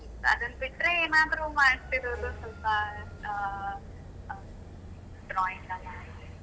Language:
Kannada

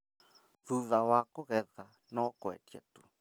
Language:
Kikuyu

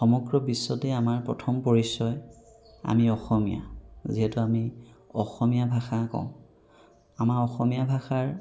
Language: Assamese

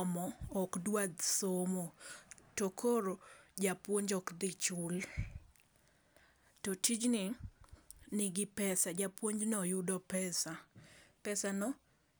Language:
Luo (Kenya and Tanzania)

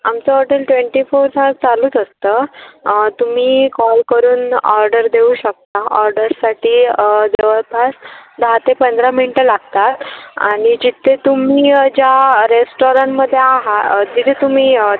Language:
Marathi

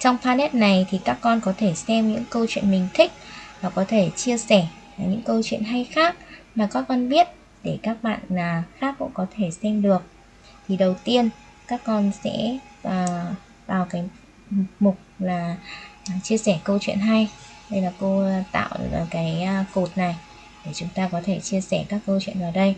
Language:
Vietnamese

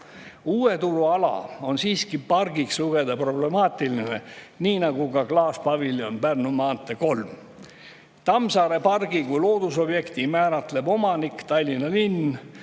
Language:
Estonian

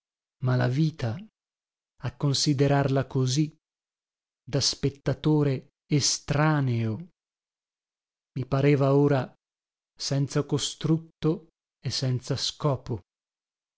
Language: Italian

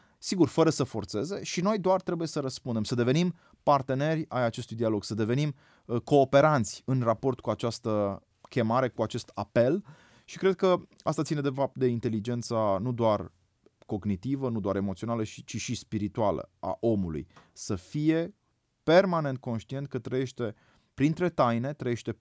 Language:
Romanian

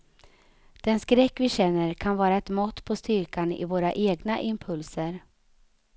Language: Swedish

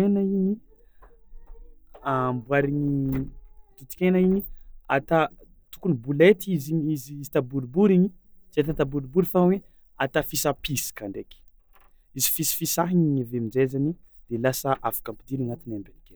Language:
Tsimihety Malagasy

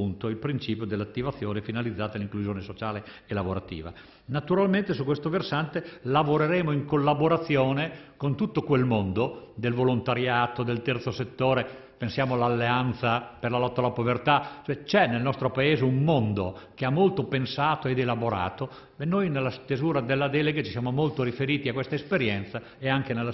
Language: Italian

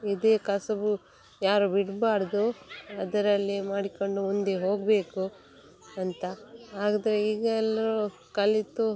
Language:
Kannada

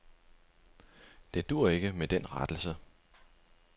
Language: Danish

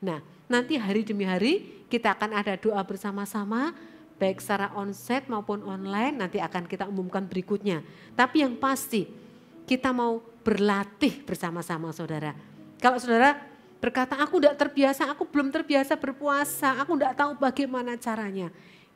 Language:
Indonesian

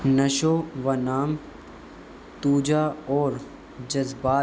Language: Urdu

